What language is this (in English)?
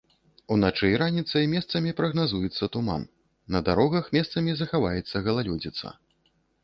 Belarusian